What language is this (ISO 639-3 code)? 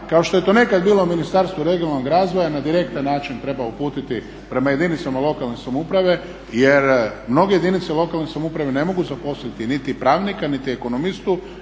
hrv